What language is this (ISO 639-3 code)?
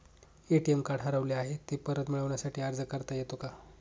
mar